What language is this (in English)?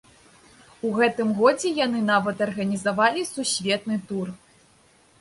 Belarusian